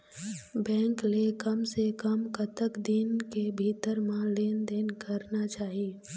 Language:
Chhattisgarhi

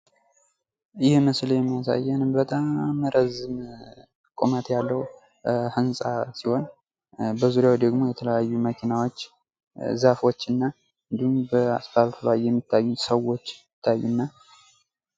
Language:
Amharic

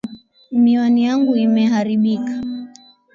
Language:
Swahili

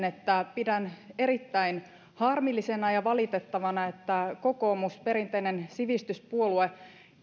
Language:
Finnish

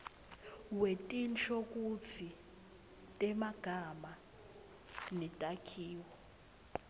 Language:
Swati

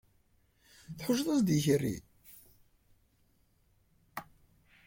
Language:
Kabyle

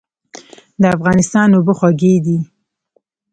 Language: Pashto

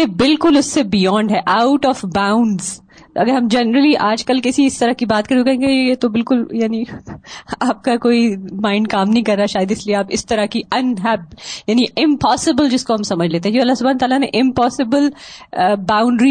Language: Urdu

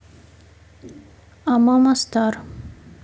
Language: Russian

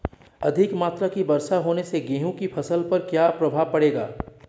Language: Hindi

